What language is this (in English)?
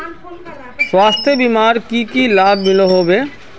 Magahi